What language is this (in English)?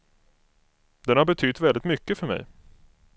Swedish